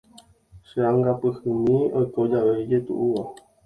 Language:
Guarani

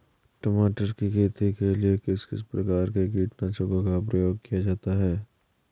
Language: Hindi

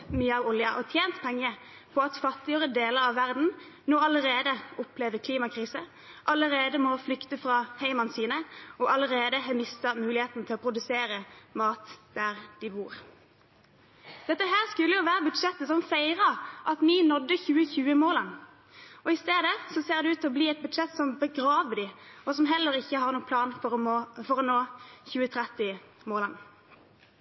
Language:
Norwegian Bokmål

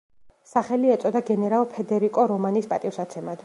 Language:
Georgian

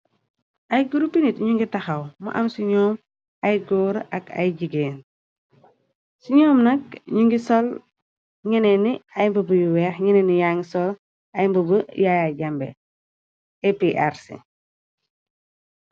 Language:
Wolof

